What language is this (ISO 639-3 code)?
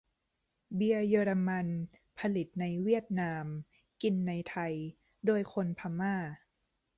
tha